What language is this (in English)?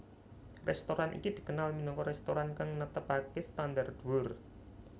Javanese